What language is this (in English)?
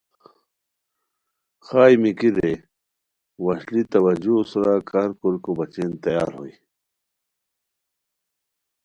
Khowar